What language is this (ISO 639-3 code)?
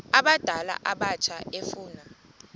xho